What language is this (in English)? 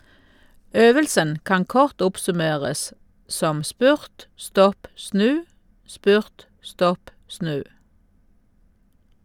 Norwegian